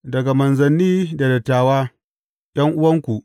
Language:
Hausa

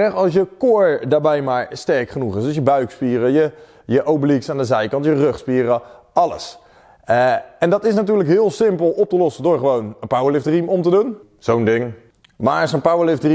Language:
Dutch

